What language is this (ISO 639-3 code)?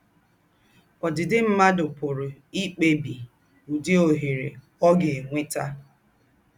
ibo